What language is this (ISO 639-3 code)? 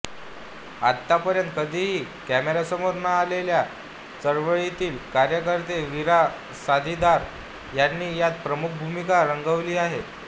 mar